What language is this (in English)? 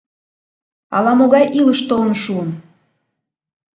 Mari